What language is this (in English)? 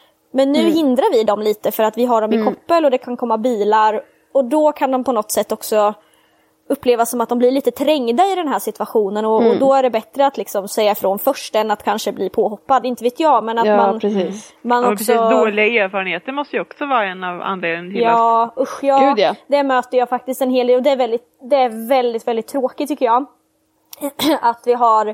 Swedish